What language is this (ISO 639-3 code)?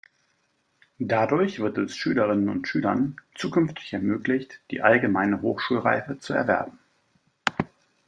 deu